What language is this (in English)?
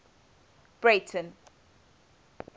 English